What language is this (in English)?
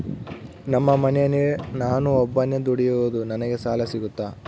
Kannada